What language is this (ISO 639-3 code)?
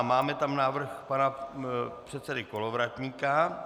ces